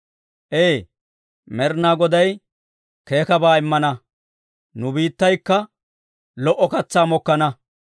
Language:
Dawro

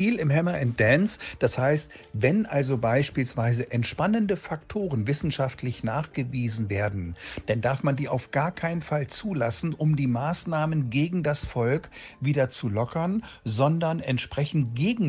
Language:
German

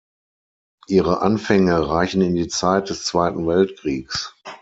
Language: German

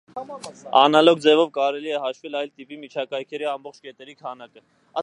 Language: Armenian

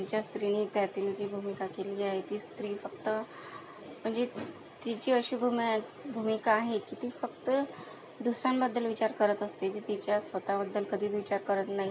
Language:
Marathi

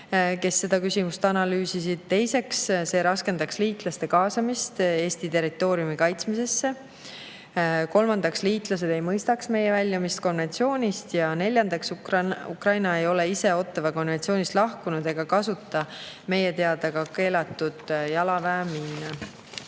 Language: Estonian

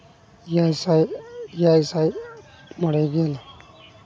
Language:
Santali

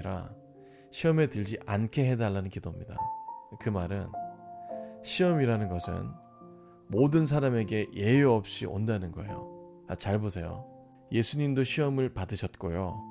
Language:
Korean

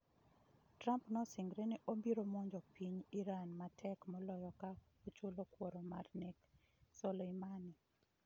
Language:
Luo (Kenya and Tanzania)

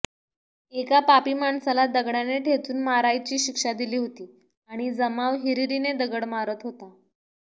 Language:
Marathi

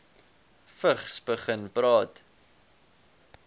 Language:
Afrikaans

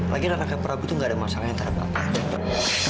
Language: Indonesian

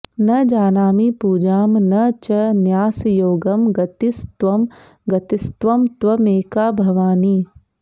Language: Sanskrit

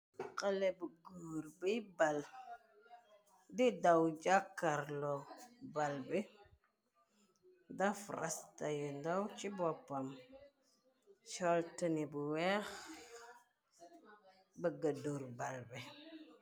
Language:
Wolof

